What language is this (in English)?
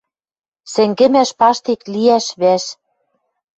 Western Mari